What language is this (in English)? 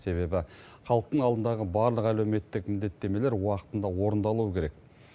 Kazakh